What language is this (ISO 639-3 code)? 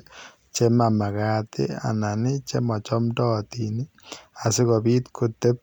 kln